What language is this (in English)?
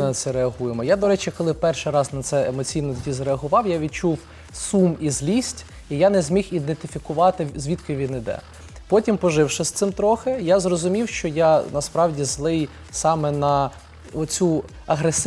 Ukrainian